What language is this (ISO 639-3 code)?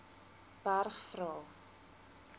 afr